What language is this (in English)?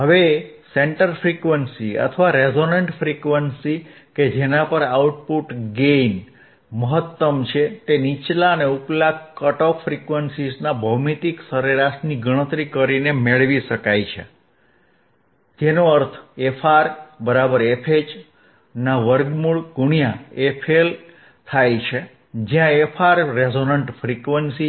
Gujarati